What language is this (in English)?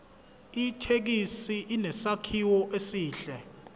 Zulu